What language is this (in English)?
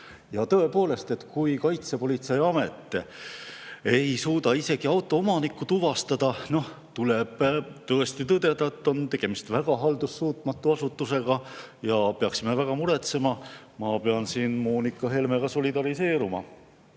Estonian